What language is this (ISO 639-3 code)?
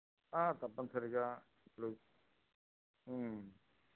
tel